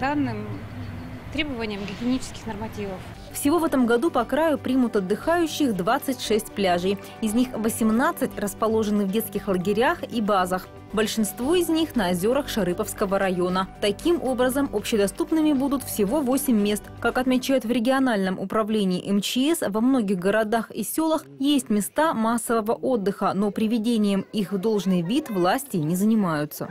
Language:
Russian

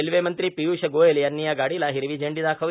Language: Marathi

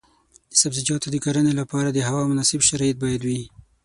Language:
Pashto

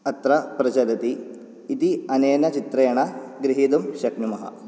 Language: Sanskrit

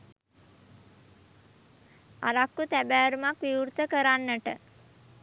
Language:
Sinhala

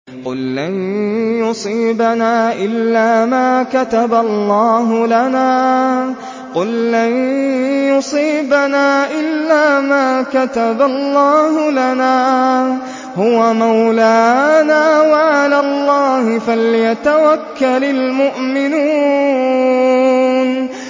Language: Arabic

